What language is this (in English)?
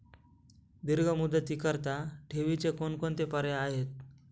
Marathi